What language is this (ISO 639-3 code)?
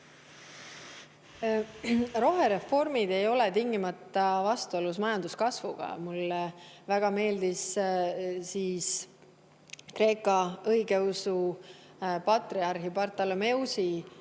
est